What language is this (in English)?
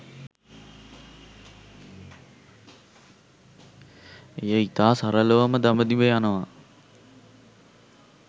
Sinhala